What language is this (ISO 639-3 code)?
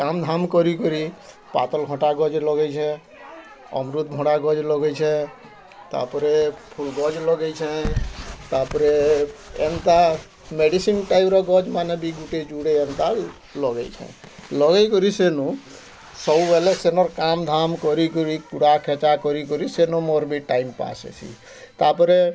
ori